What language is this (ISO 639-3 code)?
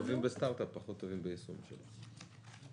heb